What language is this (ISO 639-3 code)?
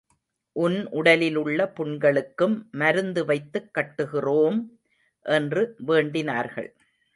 tam